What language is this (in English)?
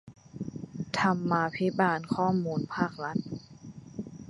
Thai